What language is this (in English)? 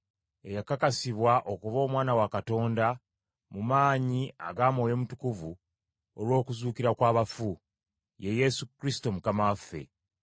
Ganda